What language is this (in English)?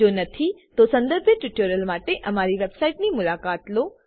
Gujarati